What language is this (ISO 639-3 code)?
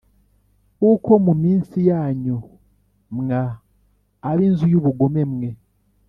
kin